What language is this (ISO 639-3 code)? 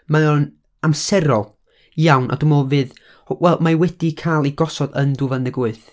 cym